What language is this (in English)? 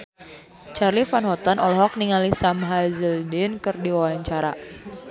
Sundanese